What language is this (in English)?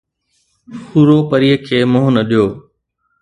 Sindhi